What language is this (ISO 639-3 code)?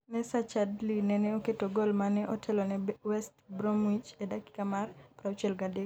luo